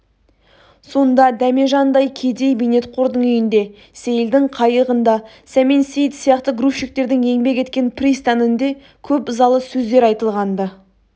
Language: Kazakh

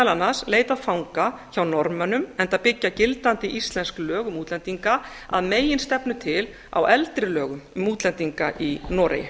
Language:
Icelandic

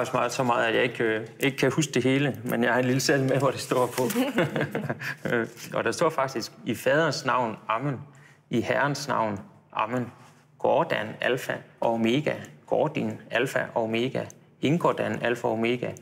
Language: Danish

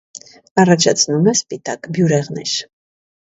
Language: Armenian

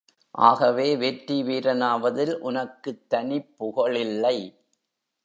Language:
Tamil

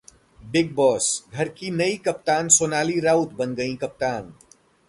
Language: Hindi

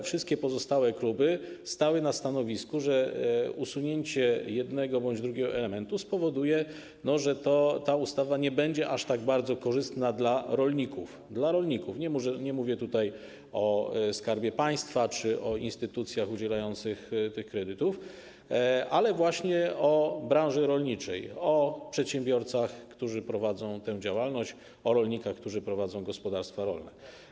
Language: Polish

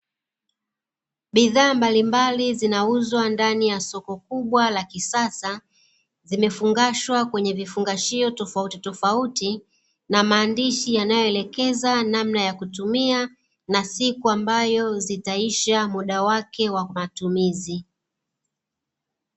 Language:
Swahili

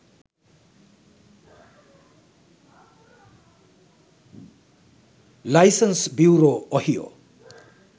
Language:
Sinhala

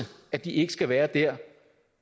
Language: Danish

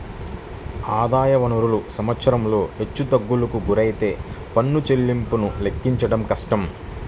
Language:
Telugu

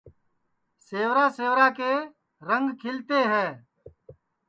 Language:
Sansi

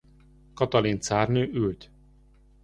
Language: Hungarian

